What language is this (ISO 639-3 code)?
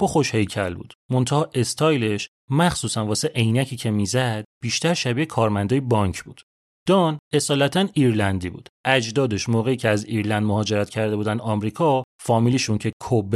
fas